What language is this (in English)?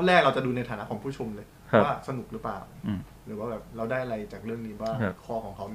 Thai